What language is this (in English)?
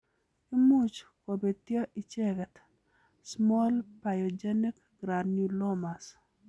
Kalenjin